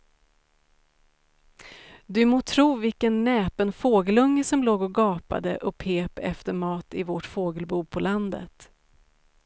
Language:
Swedish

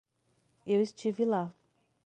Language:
Portuguese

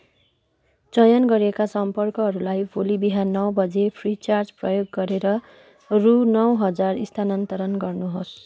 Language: Nepali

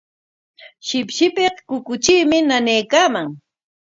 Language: Corongo Ancash Quechua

